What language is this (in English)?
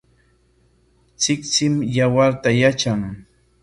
Corongo Ancash Quechua